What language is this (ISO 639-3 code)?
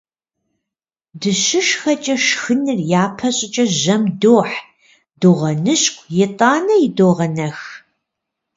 kbd